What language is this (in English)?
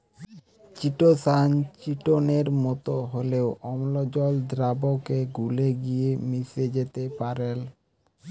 Bangla